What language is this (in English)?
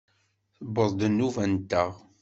Kabyle